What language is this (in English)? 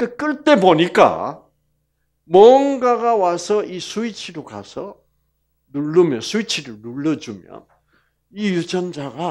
Korean